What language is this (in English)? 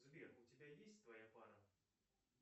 Russian